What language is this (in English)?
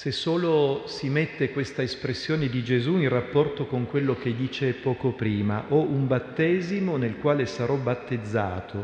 Italian